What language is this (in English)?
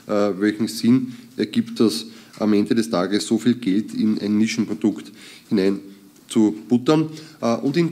German